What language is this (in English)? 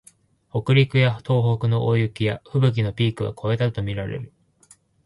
Japanese